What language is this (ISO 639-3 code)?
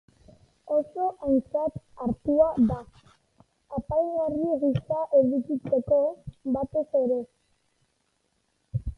eus